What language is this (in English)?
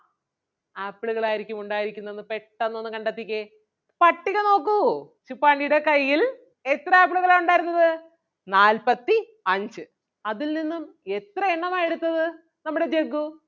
Malayalam